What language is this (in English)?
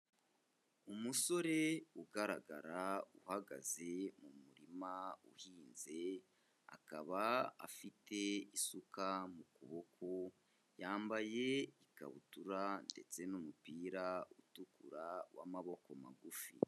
Kinyarwanda